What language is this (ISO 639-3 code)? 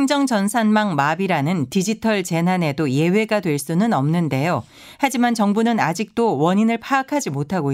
kor